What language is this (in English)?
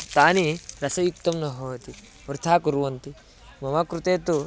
Sanskrit